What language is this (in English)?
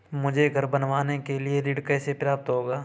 Hindi